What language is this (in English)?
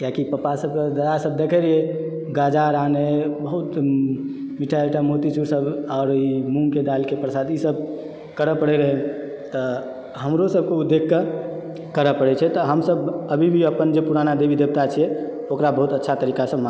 Maithili